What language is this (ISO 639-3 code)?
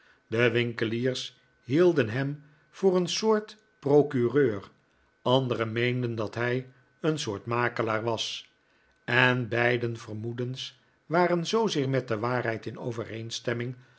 nld